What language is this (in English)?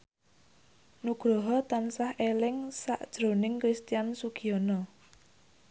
Javanese